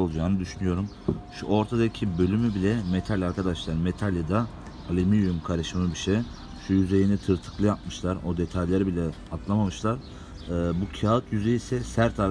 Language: Turkish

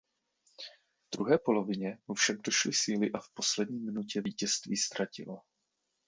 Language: Czech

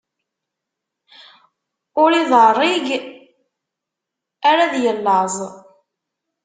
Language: Kabyle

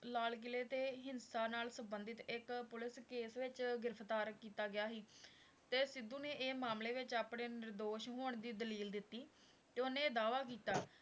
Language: Punjabi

